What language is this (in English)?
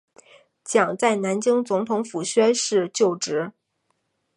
Chinese